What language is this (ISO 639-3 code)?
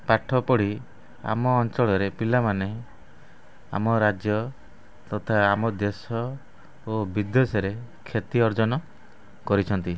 ori